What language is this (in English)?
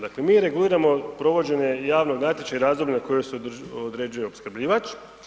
Croatian